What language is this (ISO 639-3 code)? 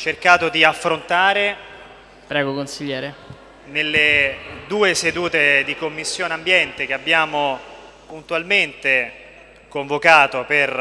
ita